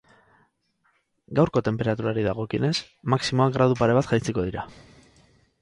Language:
Basque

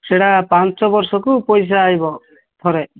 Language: Odia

